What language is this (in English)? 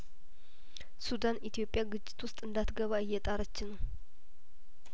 Amharic